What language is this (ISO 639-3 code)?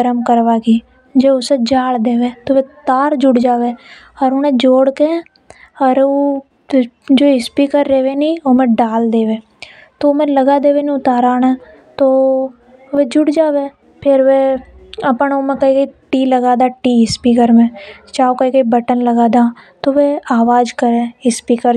hoj